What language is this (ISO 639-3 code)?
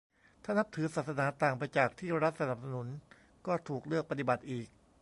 tha